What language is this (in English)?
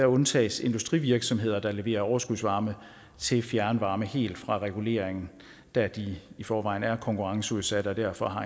Danish